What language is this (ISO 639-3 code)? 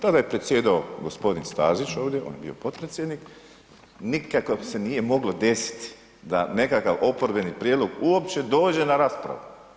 hrv